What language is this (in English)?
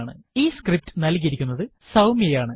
Malayalam